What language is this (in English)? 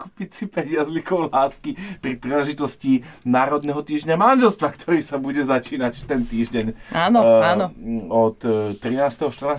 Slovak